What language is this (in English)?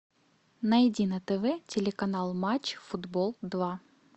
Russian